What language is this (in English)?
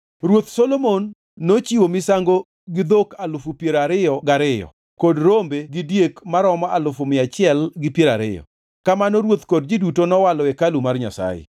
Luo (Kenya and Tanzania)